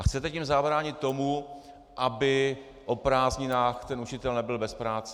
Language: Czech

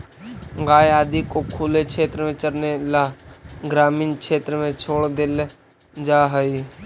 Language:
Magahi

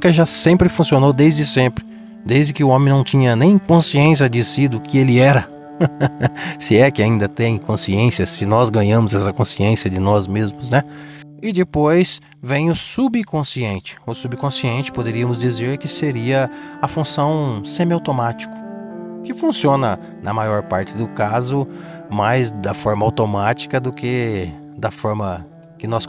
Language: Portuguese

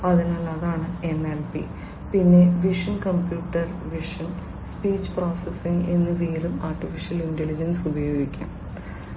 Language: Malayalam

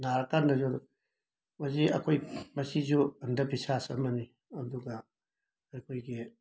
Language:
Manipuri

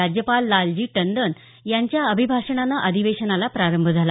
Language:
Marathi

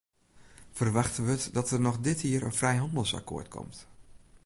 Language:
Western Frisian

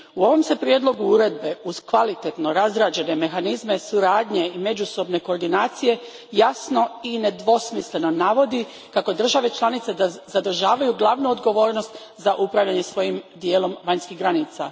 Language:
Croatian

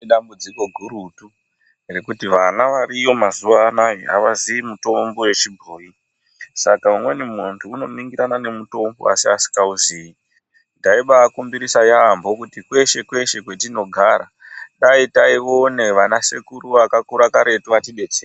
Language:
Ndau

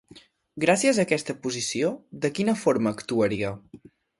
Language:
Catalan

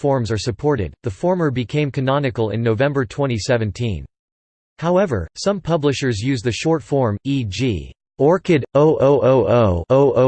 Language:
English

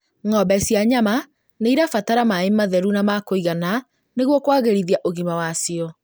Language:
Kikuyu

